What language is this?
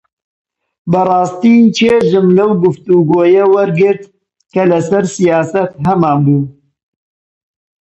Central Kurdish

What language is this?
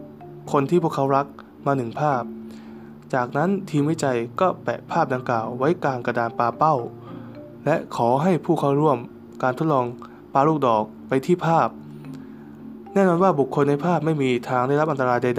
Thai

